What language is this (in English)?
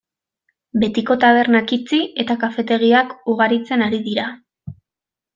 Basque